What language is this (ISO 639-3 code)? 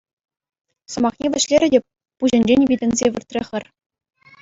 chv